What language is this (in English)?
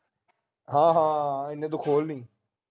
Punjabi